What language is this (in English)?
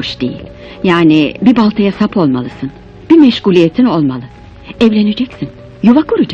Turkish